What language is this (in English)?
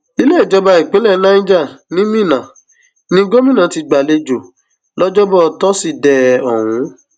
Yoruba